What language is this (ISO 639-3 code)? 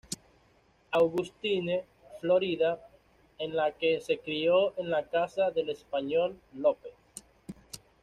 spa